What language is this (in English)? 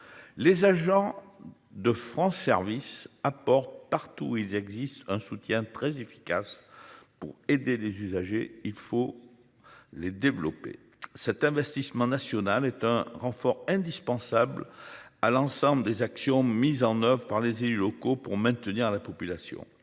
French